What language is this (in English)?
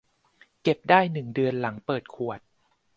Thai